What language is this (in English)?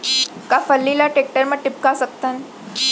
Chhattisgarhi